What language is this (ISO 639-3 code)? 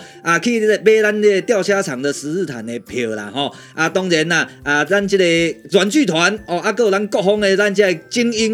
zho